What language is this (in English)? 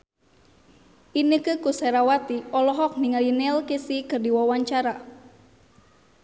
Sundanese